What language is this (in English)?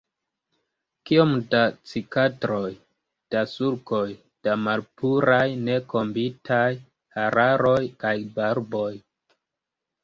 Esperanto